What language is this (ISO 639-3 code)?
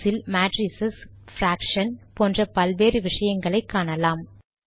tam